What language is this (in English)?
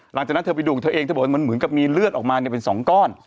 Thai